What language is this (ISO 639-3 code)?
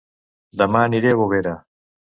cat